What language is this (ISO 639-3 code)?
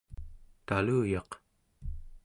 esu